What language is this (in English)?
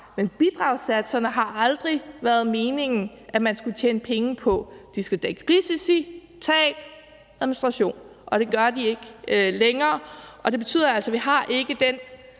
Danish